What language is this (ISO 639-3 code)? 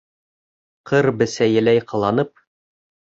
bak